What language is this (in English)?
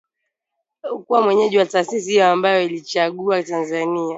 Swahili